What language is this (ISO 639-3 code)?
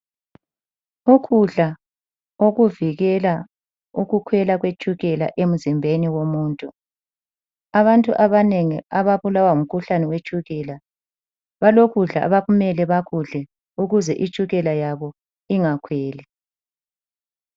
nde